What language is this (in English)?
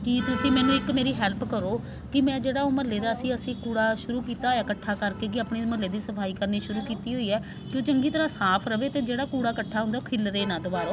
Punjabi